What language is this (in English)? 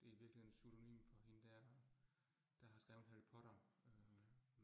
Danish